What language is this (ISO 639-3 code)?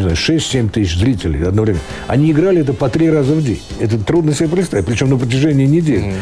rus